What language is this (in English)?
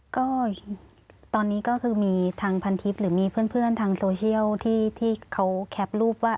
Thai